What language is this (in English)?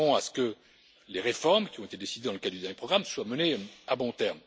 French